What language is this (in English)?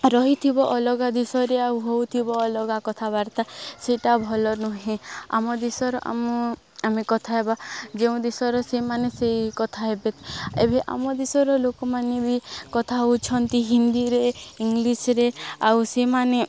Odia